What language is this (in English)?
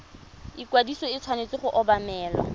Tswana